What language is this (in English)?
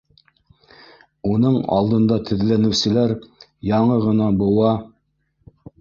Bashkir